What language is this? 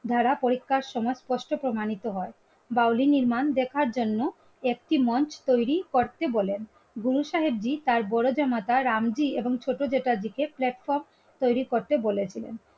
Bangla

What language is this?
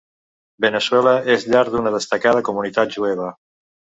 Catalan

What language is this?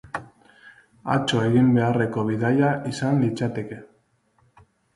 Basque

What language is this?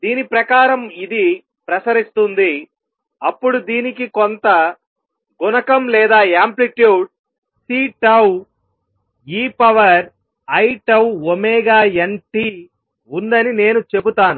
Telugu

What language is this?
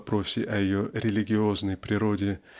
Russian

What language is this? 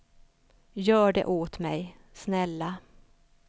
Swedish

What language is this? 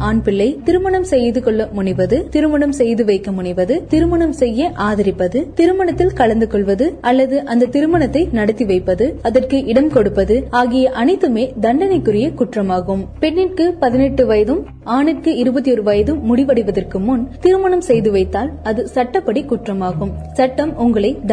Tamil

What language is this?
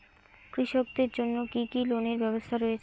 Bangla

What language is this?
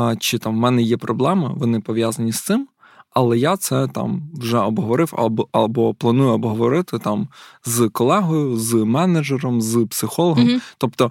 Ukrainian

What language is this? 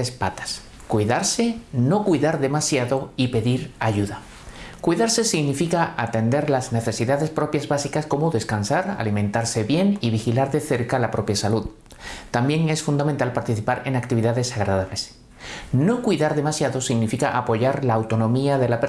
Spanish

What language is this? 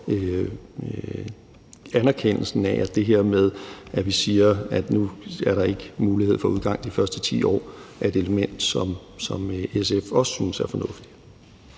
Danish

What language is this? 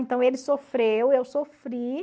Portuguese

